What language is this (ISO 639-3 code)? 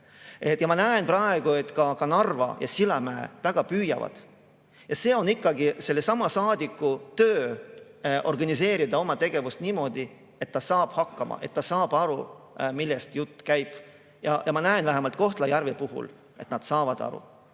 est